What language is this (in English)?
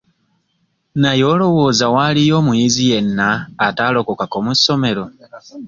Ganda